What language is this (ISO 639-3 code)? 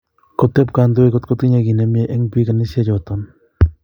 kln